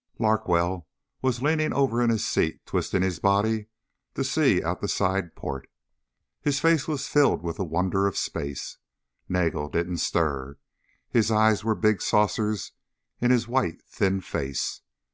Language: English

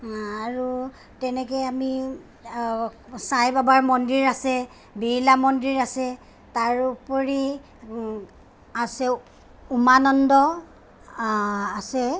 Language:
Assamese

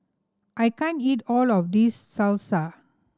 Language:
English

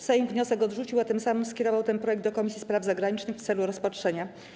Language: Polish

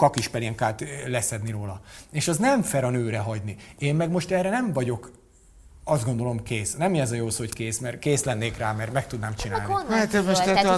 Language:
Hungarian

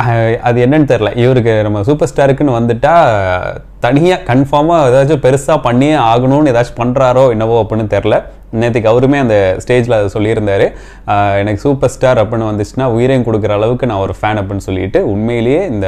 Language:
Tamil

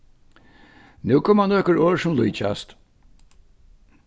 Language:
Faroese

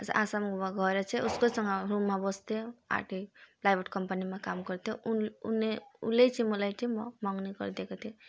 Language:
Nepali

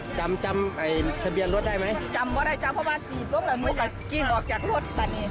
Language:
Thai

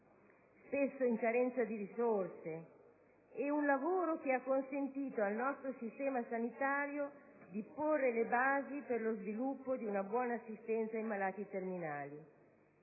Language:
Italian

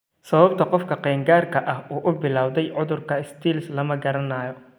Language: Somali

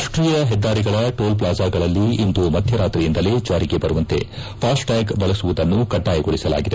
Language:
Kannada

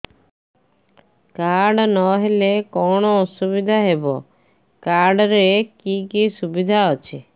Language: Odia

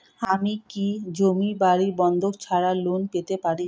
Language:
Bangla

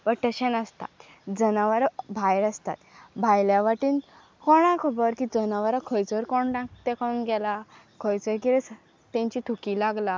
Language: Konkani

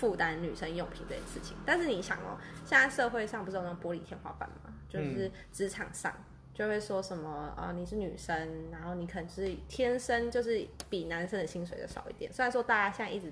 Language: Chinese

